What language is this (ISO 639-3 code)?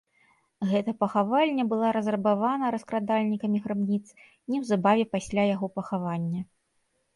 bel